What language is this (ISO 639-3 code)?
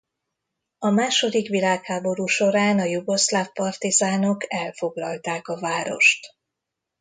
hun